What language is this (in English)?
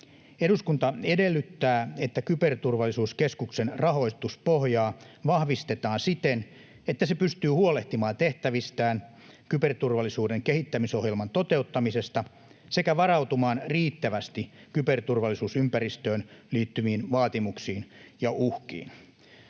Finnish